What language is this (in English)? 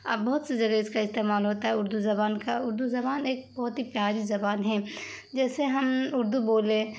Urdu